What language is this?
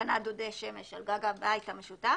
Hebrew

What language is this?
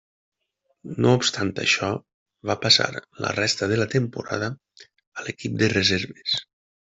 Catalan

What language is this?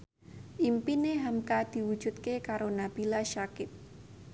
Javanese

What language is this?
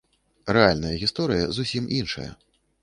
Belarusian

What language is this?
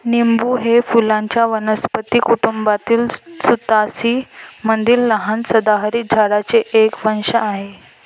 Marathi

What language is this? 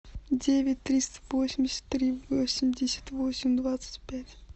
Russian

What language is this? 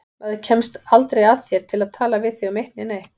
Icelandic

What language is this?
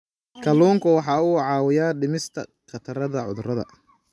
Somali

